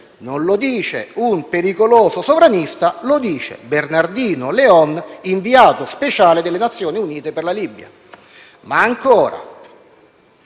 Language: Italian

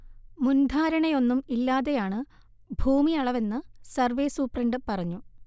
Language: Malayalam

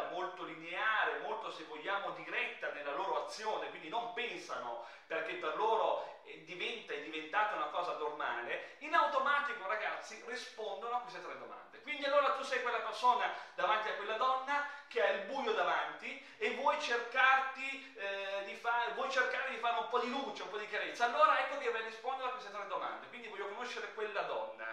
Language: Italian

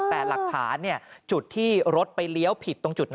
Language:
Thai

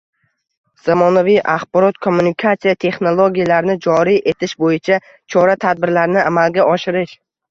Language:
Uzbek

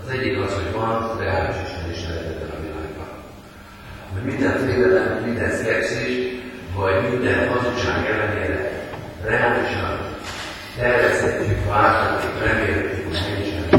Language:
Hungarian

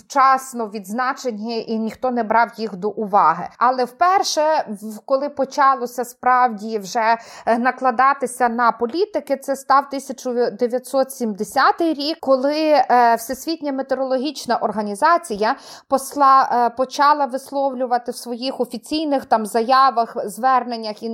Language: Ukrainian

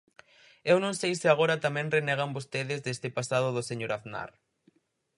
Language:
Galician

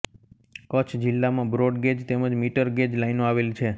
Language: Gujarati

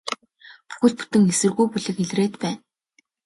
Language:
Mongolian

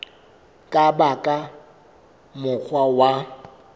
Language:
Southern Sotho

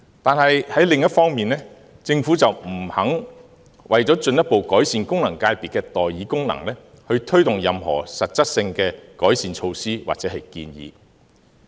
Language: Cantonese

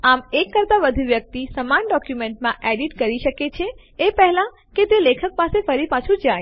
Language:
Gujarati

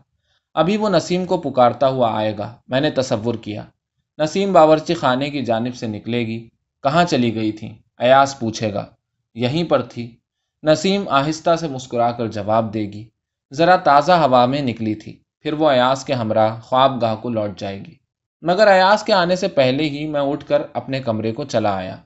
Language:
Urdu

